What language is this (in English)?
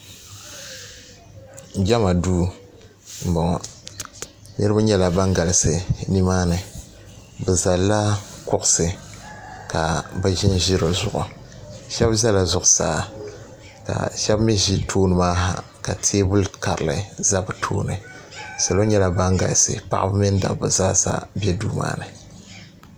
Dagbani